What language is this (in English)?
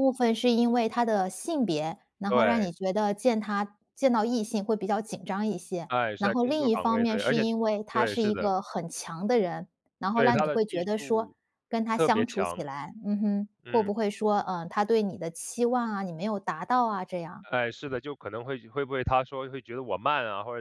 Chinese